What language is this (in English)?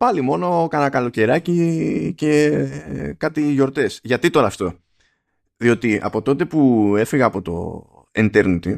Greek